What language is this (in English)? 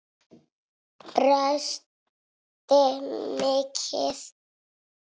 Icelandic